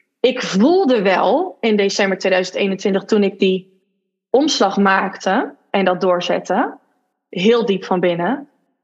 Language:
Dutch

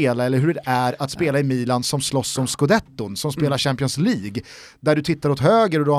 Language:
Swedish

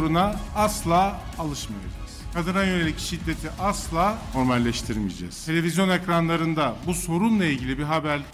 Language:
Turkish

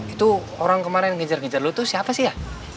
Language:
Indonesian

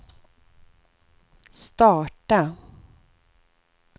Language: Swedish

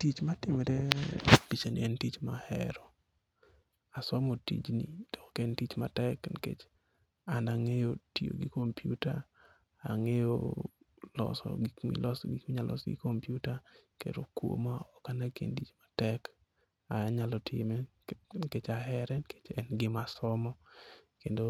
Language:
Luo (Kenya and Tanzania)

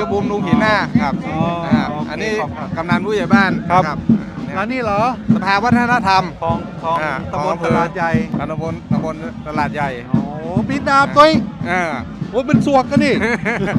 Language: Thai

